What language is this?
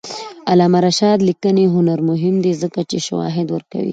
Pashto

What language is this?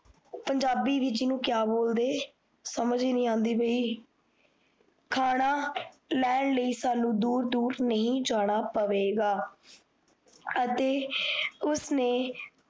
Punjabi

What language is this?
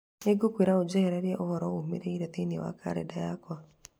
Kikuyu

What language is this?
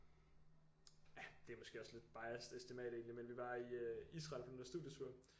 Danish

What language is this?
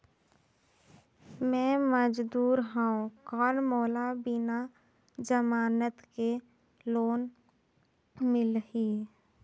Chhattisgarhi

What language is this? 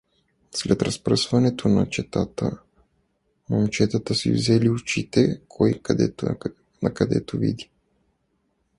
Bulgarian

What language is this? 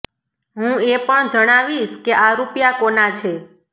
Gujarati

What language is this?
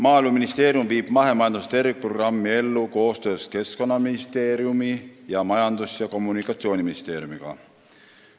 Estonian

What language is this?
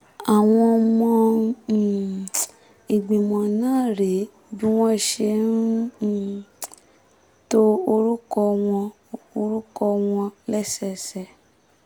Yoruba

